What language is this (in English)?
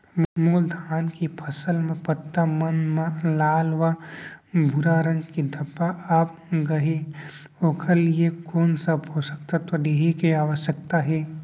Chhattisgarhi